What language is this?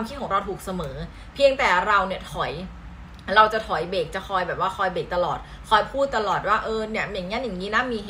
Thai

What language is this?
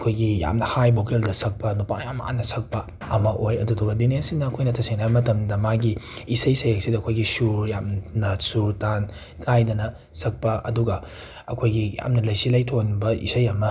Manipuri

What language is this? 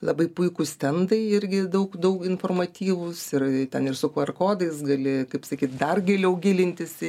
Lithuanian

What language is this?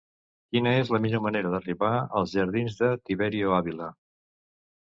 Catalan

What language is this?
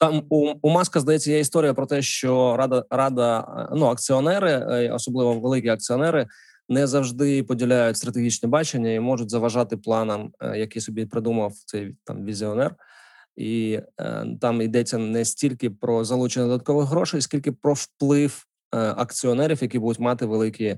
Ukrainian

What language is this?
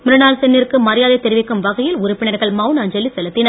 Tamil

